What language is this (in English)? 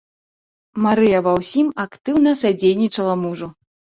Belarusian